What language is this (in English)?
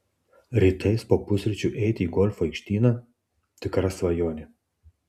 Lithuanian